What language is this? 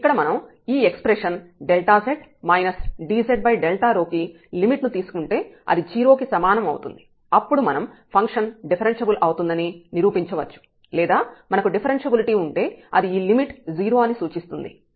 Telugu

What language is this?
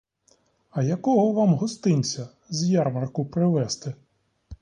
Ukrainian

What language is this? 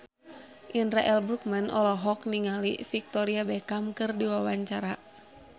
Sundanese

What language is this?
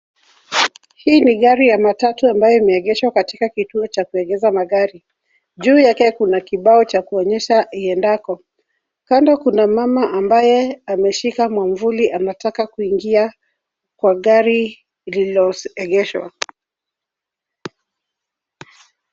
Swahili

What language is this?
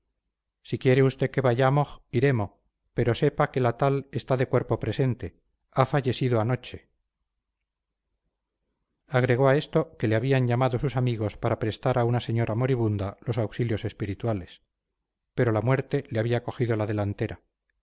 Spanish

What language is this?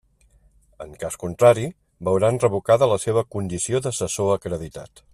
Catalan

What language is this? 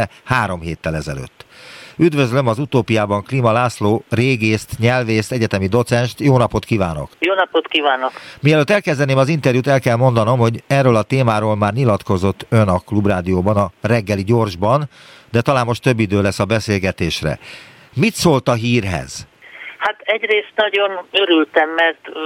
Hungarian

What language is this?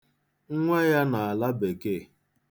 Igbo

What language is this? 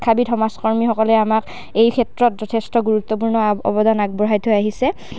Assamese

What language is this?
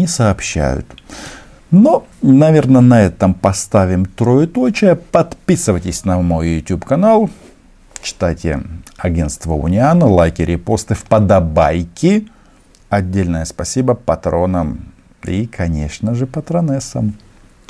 Russian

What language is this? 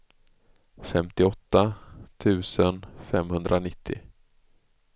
Swedish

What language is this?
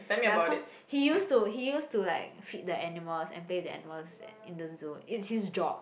English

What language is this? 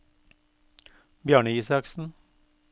Norwegian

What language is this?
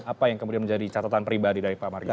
Indonesian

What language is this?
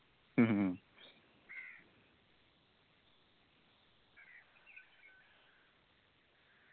Malayalam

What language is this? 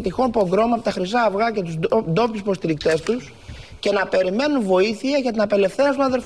Greek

